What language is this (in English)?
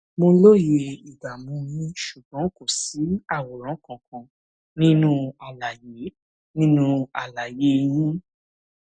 Yoruba